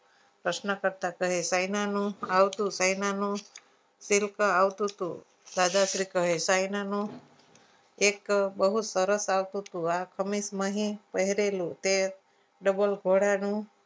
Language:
Gujarati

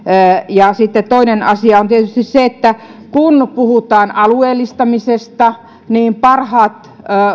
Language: Finnish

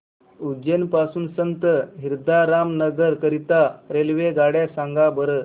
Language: Marathi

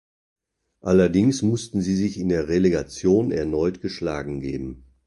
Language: German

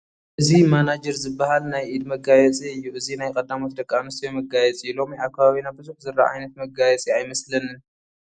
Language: Tigrinya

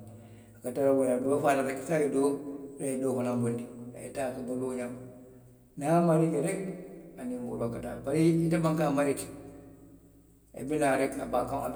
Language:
Western Maninkakan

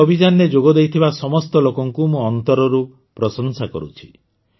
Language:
Odia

